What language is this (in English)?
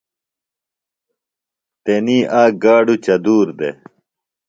Phalura